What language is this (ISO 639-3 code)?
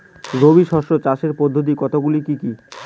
ben